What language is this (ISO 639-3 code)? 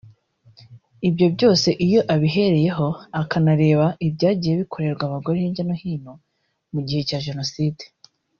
kin